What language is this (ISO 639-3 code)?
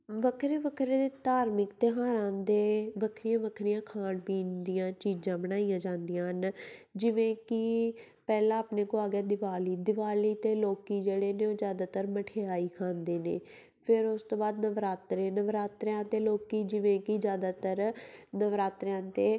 pan